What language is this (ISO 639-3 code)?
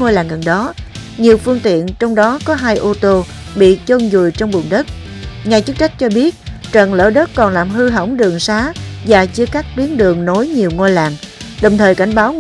vie